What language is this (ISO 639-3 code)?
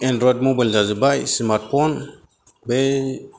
brx